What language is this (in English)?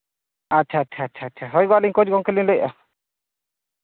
Santali